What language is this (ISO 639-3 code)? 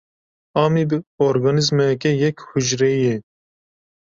kur